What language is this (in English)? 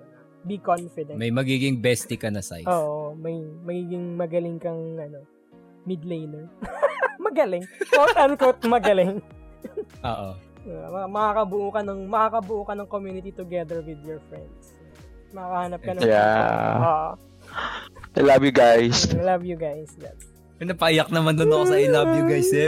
Filipino